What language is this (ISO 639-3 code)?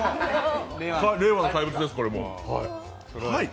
jpn